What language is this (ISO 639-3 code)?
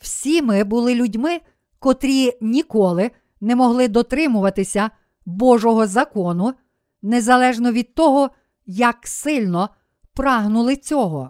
ukr